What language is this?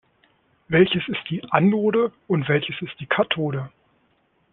German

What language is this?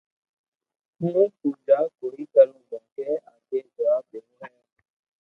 Loarki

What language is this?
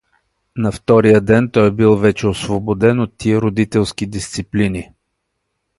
Bulgarian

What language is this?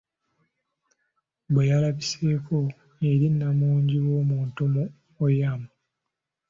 Ganda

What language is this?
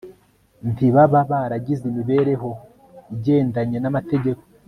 Kinyarwanda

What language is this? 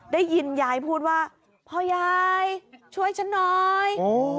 Thai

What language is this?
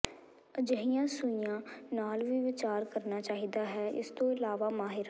Punjabi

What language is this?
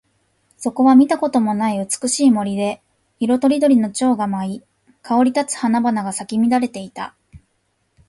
Japanese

